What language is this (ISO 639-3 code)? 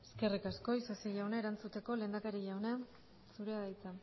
eus